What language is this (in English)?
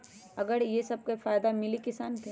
Magahi